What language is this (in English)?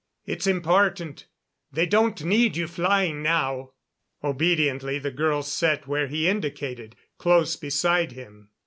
English